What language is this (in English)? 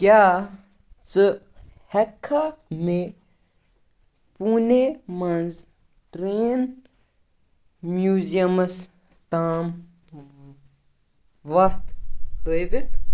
Kashmiri